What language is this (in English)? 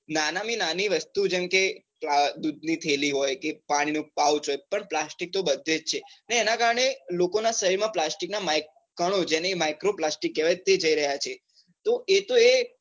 Gujarati